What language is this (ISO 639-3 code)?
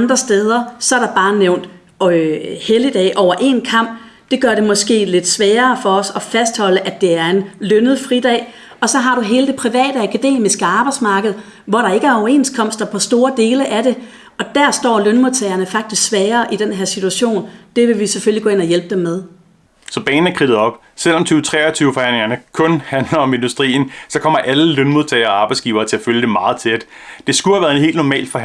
dan